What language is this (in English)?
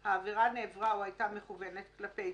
Hebrew